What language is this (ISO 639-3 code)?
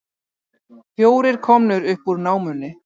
isl